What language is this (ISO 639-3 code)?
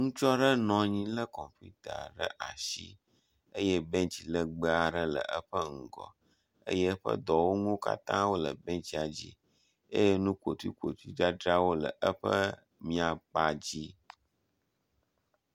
ewe